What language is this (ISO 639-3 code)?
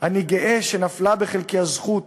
heb